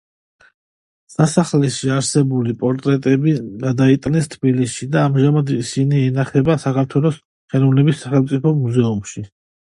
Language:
Georgian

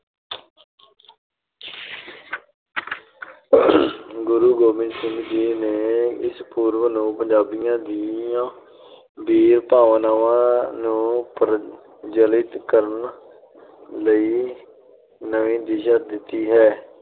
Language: Punjabi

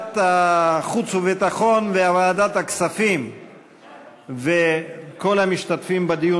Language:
Hebrew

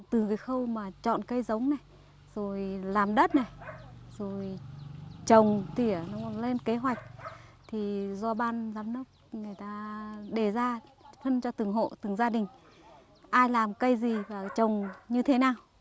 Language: Vietnamese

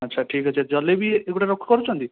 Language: Odia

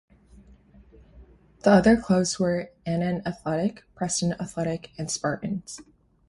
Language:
English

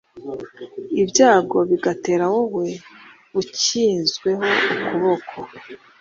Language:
Kinyarwanda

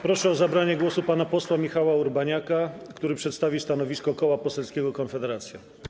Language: Polish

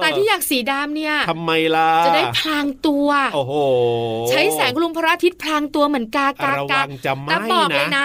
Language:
Thai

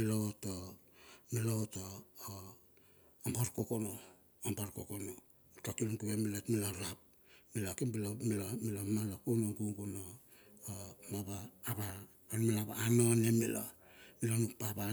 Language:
Bilur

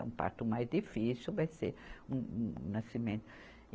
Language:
Portuguese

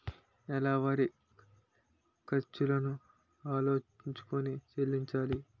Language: Telugu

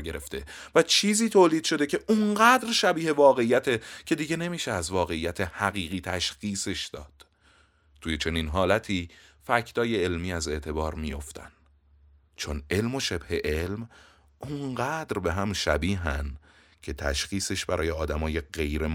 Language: Persian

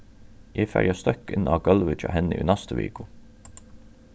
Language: Faroese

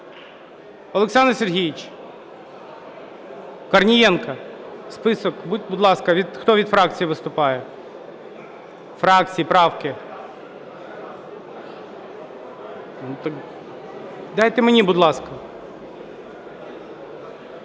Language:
Ukrainian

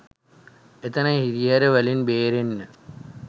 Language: Sinhala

